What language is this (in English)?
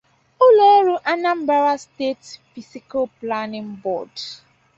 Igbo